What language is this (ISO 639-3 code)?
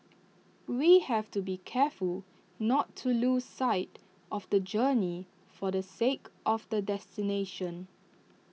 eng